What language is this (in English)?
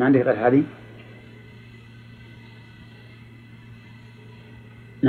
Arabic